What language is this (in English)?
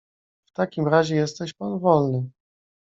Polish